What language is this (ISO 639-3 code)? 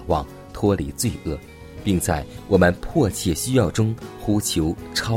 zho